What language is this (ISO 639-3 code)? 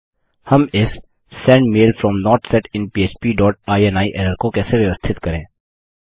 hin